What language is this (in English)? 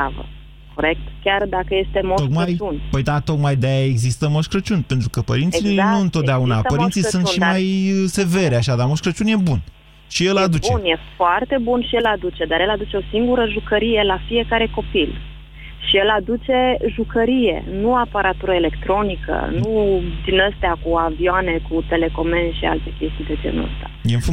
Romanian